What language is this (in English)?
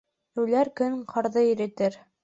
Bashkir